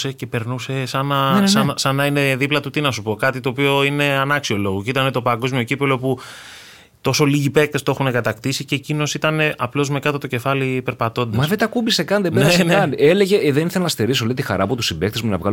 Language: Greek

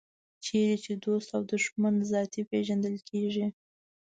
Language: Pashto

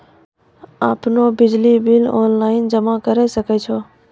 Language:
Maithili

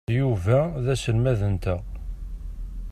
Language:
Kabyle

